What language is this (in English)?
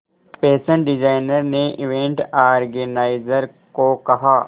Hindi